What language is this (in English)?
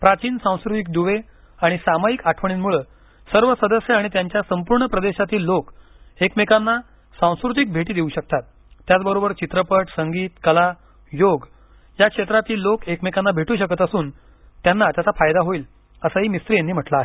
Marathi